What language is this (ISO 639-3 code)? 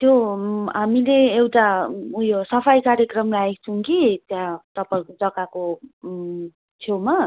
nep